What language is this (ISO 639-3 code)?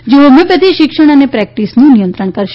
guj